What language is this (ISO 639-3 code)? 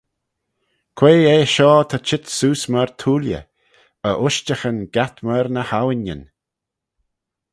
glv